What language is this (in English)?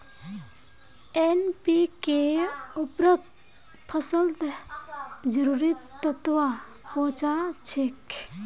Magahi